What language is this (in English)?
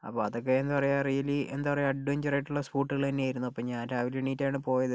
Malayalam